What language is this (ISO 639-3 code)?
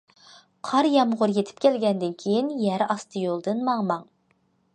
uig